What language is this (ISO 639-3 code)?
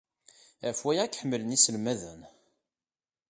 kab